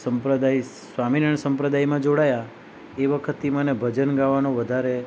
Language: Gujarati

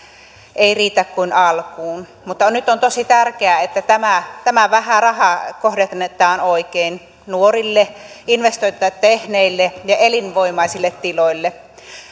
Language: Finnish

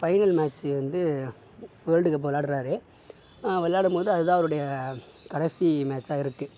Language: Tamil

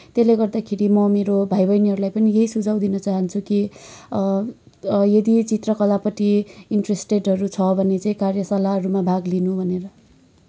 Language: Nepali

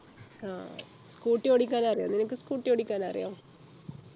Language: Malayalam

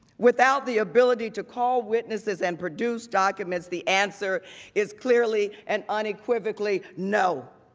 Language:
English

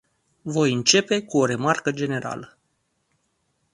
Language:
Romanian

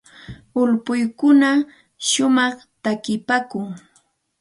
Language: Santa Ana de Tusi Pasco Quechua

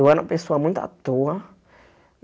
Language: Portuguese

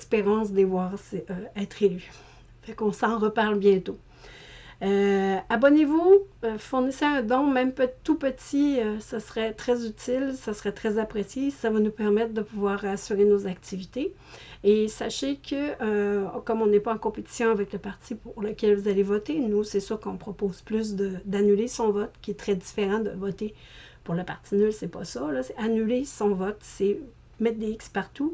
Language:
French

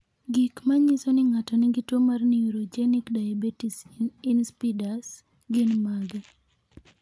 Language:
Luo (Kenya and Tanzania)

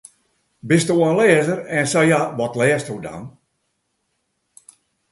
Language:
Western Frisian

